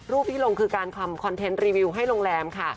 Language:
Thai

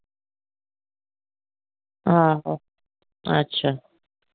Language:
Dogri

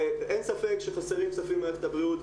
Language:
Hebrew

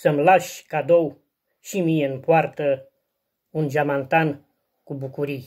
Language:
Romanian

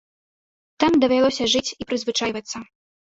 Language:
Belarusian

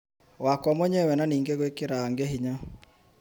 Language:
Kikuyu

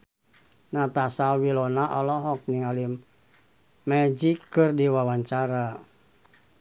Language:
Sundanese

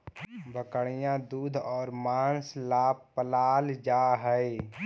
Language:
Magahi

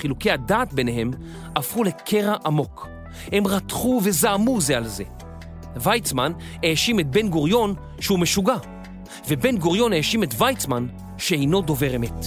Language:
Hebrew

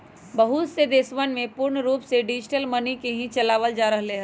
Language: Magahi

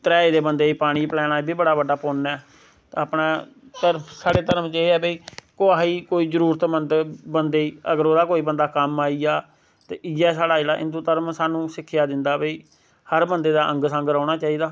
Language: Dogri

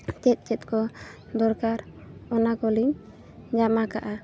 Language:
Santali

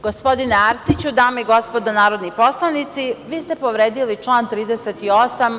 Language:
Serbian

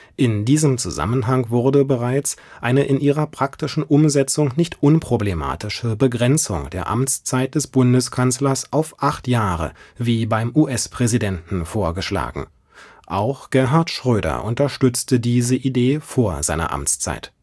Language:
German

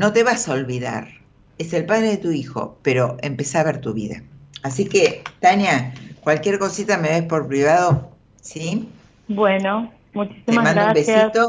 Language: Spanish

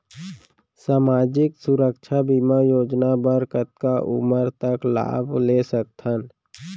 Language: Chhattisgarhi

